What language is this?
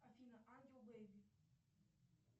Russian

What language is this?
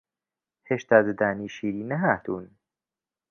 Central Kurdish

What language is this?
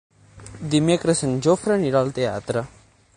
Catalan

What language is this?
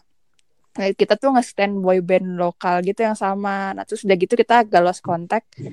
Indonesian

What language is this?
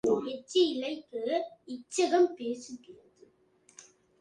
Tamil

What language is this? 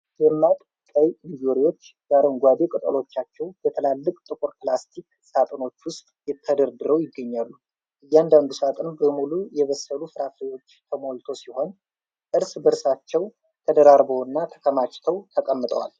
Amharic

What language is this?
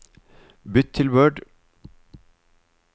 Norwegian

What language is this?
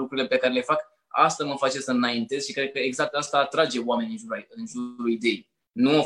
Romanian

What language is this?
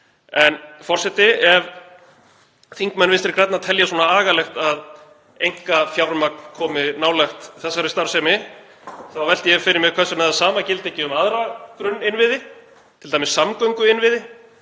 Icelandic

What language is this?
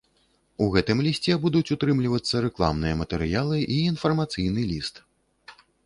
Belarusian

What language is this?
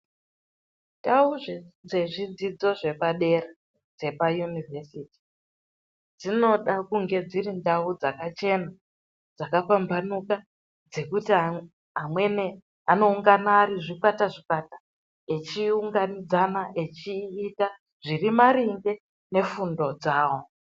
Ndau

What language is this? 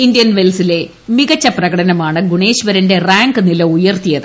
Malayalam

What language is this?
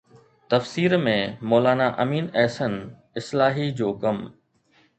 Sindhi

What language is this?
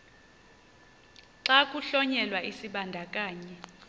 Xhosa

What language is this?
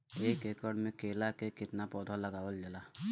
Bhojpuri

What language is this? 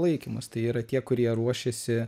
Lithuanian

